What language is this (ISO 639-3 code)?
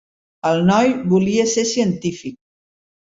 cat